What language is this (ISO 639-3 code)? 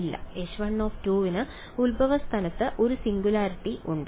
mal